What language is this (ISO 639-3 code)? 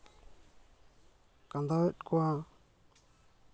sat